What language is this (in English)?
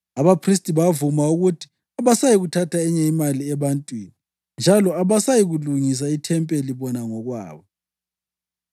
North Ndebele